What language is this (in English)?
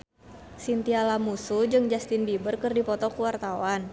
Sundanese